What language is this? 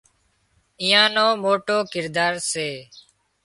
Wadiyara Koli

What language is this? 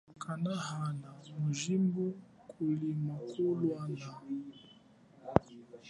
Chokwe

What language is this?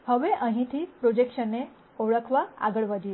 Gujarati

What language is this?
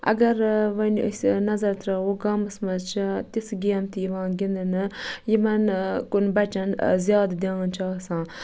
Kashmiri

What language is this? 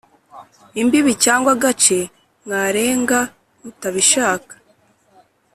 Kinyarwanda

